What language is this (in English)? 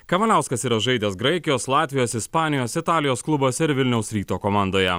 Lithuanian